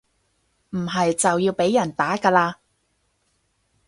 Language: Cantonese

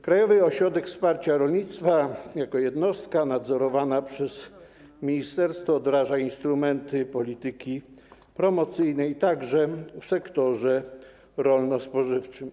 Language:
Polish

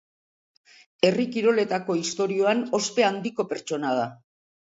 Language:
Basque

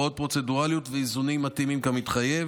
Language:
Hebrew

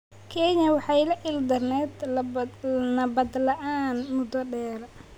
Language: Somali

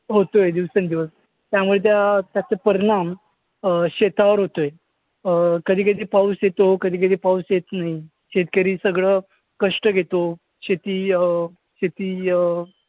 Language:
Marathi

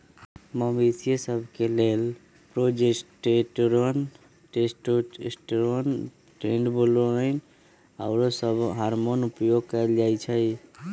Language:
Magahi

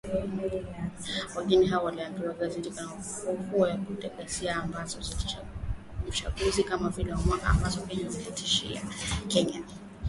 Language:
Swahili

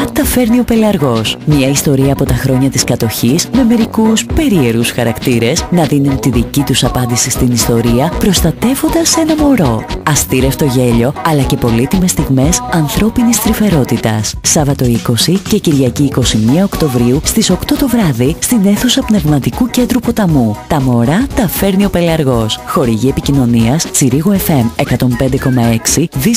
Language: Greek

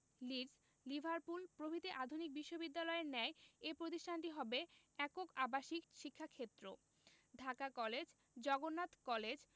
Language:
Bangla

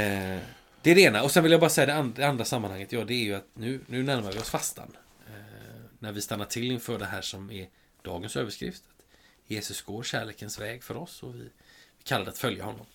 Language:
Swedish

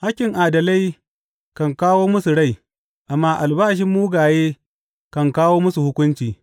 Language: Hausa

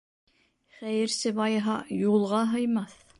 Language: Bashkir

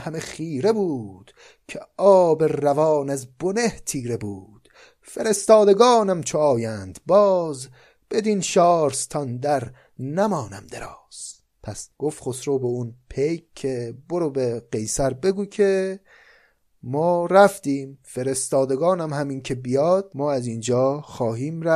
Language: Persian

